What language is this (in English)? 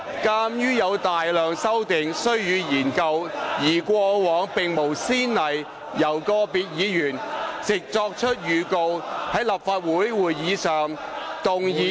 Cantonese